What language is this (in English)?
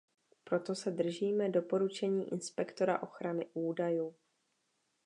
Czech